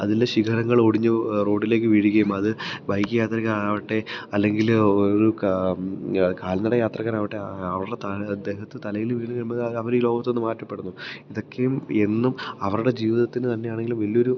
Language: Malayalam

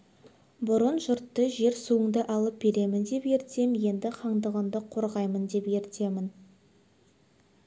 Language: Kazakh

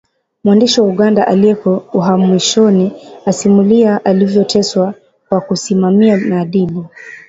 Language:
Swahili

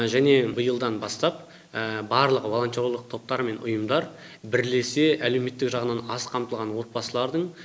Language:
Kazakh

